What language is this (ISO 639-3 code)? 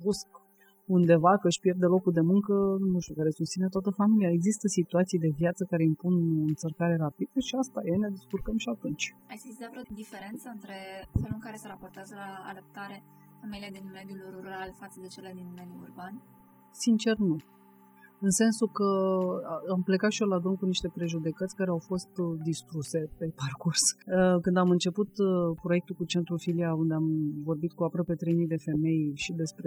ron